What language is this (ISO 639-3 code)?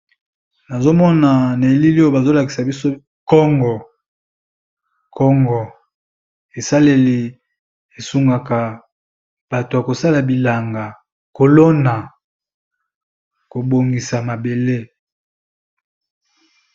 lin